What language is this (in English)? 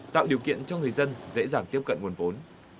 Vietnamese